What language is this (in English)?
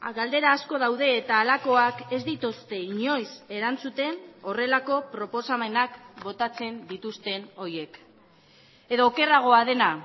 Basque